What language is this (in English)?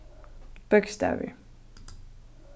Faroese